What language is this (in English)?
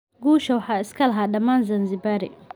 Somali